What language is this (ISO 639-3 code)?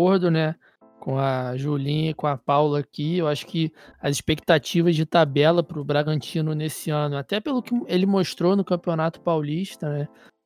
por